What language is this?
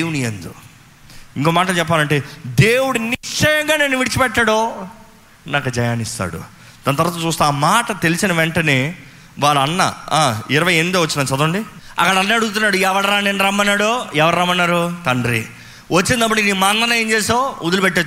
Telugu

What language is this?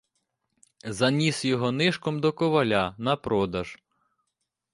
Ukrainian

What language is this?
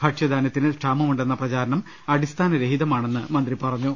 Malayalam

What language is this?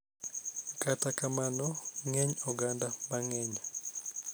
Luo (Kenya and Tanzania)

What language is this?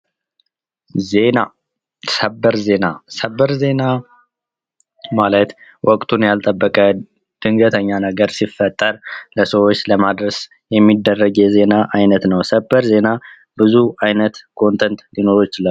Amharic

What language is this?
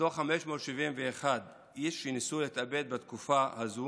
Hebrew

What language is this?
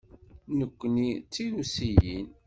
Kabyle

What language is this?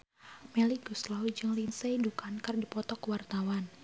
Sundanese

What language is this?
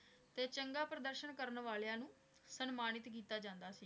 Punjabi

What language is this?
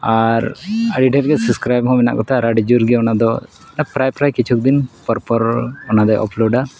Santali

